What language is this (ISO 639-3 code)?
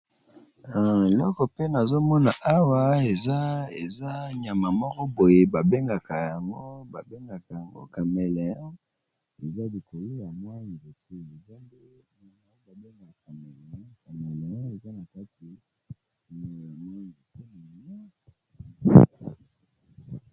lin